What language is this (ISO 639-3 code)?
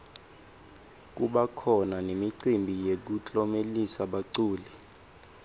ssw